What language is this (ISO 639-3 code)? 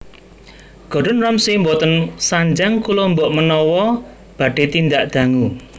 jav